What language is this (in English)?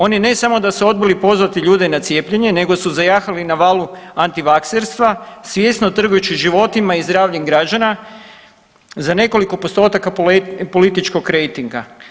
Croatian